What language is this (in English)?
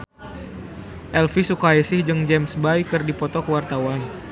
Sundanese